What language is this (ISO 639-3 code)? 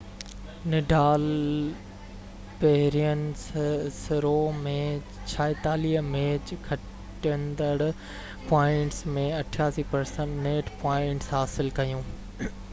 snd